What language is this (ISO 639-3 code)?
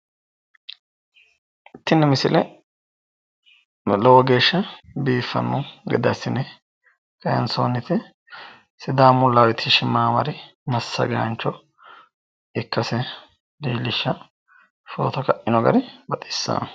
sid